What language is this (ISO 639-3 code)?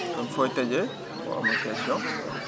wol